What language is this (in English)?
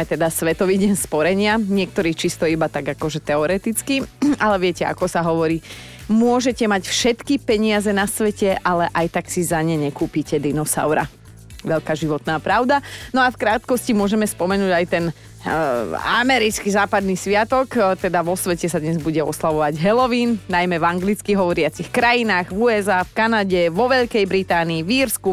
Slovak